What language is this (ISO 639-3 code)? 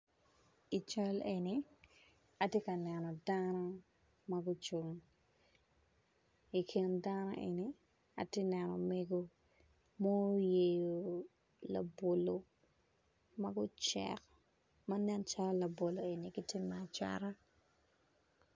ach